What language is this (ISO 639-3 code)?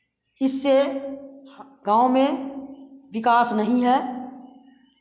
hin